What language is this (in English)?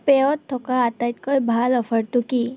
Assamese